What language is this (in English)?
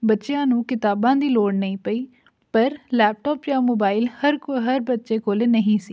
Punjabi